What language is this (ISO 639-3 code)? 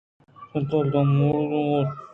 bgp